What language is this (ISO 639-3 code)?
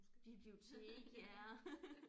dan